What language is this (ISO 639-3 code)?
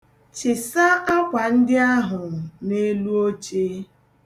ibo